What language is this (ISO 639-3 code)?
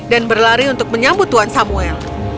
ind